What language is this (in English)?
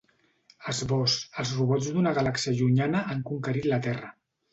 Catalan